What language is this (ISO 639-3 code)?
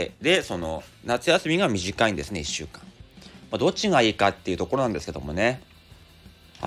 jpn